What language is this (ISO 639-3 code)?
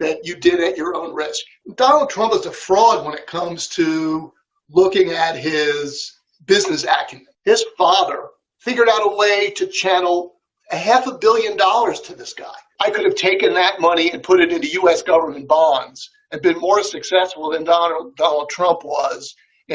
eng